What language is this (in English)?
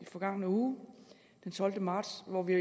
Danish